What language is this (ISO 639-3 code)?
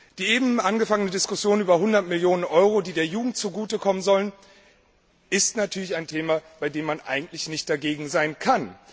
deu